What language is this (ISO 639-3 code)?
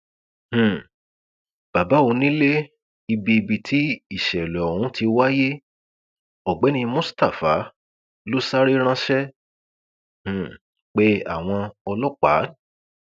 yor